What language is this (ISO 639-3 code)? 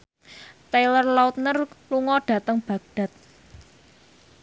jav